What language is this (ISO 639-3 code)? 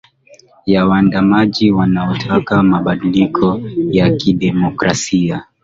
swa